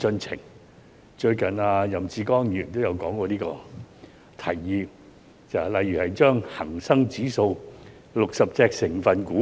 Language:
Cantonese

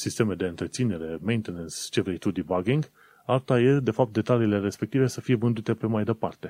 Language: Romanian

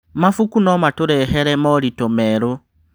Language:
Kikuyu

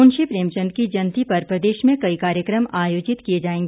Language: Hindi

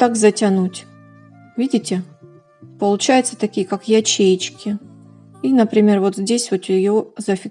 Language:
Russian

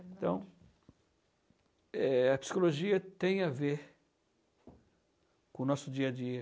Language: Portuguese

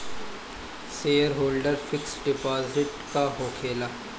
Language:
Bhojpuri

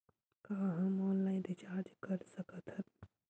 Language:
Chhattisgarhi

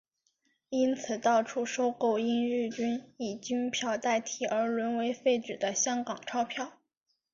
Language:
Chinese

